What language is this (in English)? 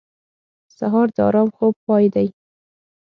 Pashto